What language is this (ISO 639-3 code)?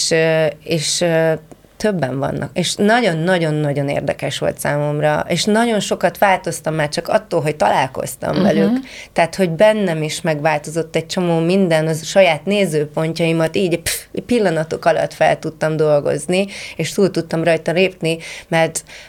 hun